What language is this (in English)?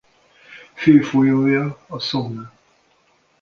Hungarian